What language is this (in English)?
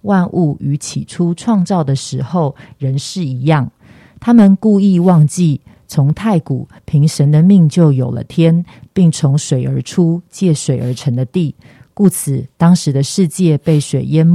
Chinese